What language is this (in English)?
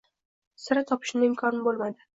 Uzbek